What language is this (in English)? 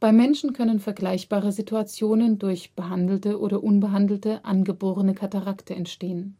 German